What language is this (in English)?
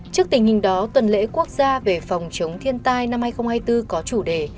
Vietnamese